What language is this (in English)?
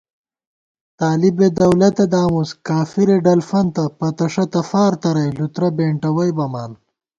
Gawar-Bati